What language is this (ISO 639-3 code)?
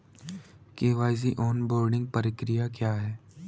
hin